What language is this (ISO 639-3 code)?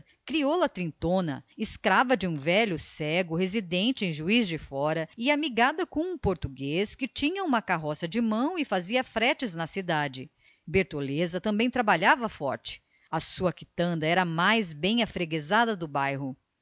por